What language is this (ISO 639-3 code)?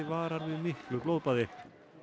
isl